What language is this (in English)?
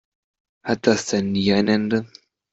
German